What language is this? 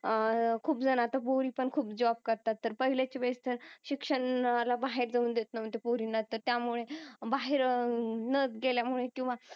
Marathi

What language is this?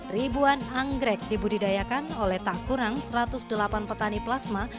Indonesian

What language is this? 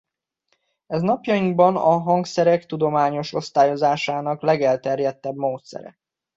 Hungarian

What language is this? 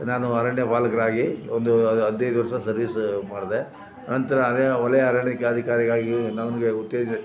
Kannada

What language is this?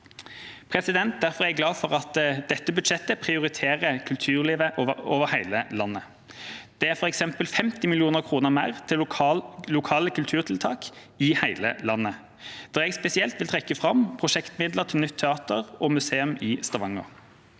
Norwegian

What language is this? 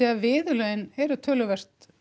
Icelandic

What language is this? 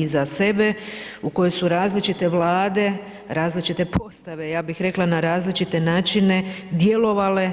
Croatian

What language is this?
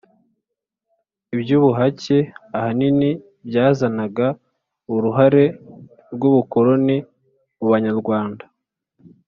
Kinyarwanda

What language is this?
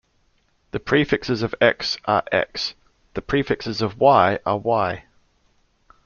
English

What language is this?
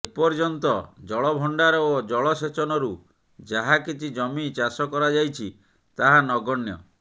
Odia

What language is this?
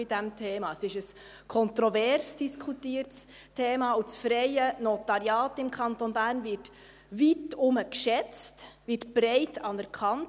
Swiss German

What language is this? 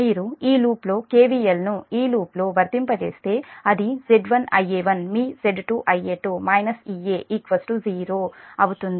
Telugu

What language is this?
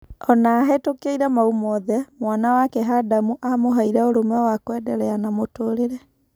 Kikuyu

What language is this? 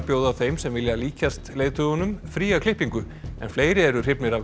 Icelandic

